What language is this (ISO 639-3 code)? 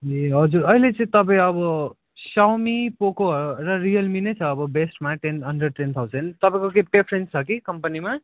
nep